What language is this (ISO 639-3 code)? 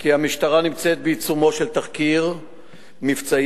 heb